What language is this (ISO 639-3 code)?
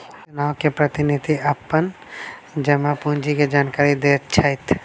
mai